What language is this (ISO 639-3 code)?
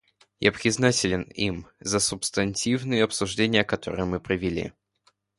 rus